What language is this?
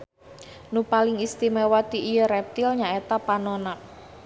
Sundanese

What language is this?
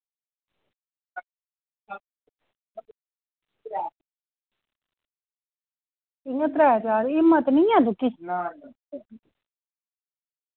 Dogri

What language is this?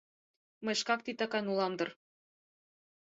Mari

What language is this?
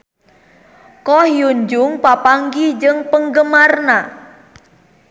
Sundanese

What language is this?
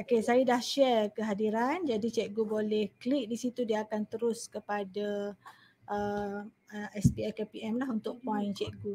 Malay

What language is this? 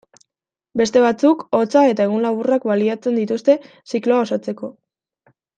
Basque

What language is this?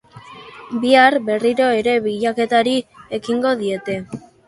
Basque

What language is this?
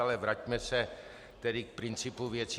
Czech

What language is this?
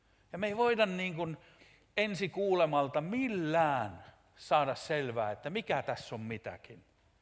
Finnish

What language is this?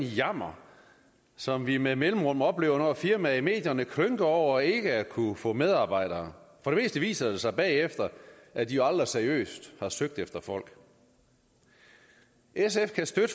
Danish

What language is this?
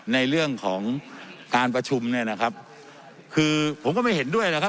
Thai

